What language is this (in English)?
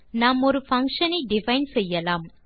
Tamil